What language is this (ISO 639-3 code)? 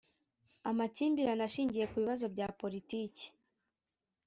kin